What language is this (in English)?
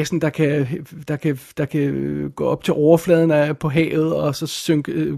Danish